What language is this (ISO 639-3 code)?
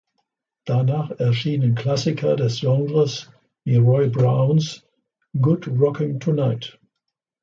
deu